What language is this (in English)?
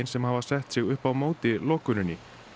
Icelandic